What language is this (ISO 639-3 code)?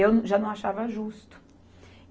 por